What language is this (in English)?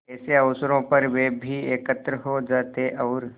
Hindi